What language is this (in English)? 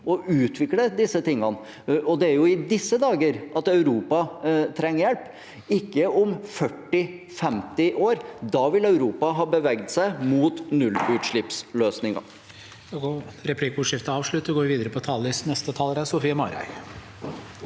Norwegian